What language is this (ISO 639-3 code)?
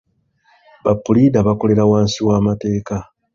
lug